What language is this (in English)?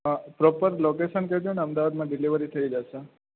Gujarati